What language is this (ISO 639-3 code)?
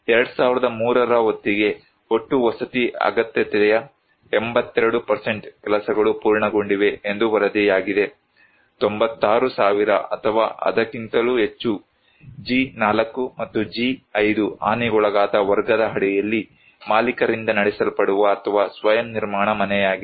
kan